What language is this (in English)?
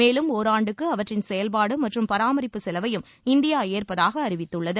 Tamil